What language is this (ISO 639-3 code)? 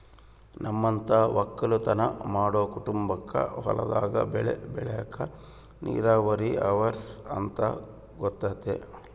kan